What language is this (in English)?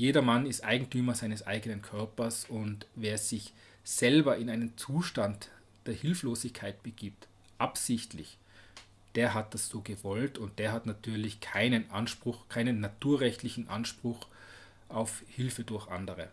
German